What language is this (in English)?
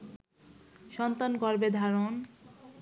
Bangla